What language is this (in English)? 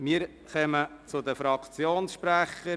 Swiss German